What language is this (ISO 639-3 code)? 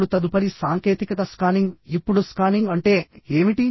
tel